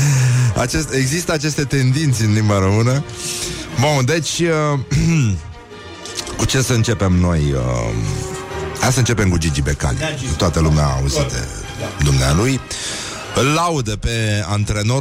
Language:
Romanian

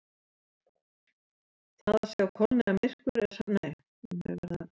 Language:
Icelandic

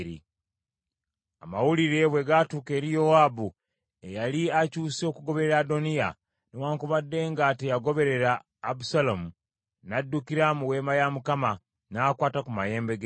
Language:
Ganda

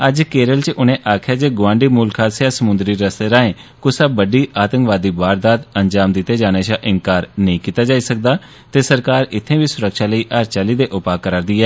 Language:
Dogri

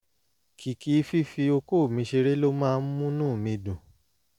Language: Yoruba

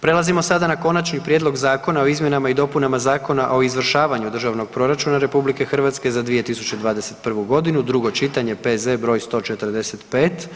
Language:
Croatian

